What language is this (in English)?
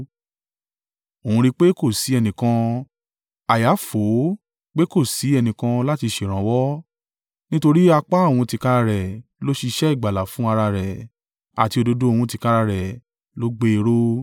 Yoruba